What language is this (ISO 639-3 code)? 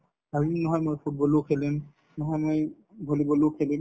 asm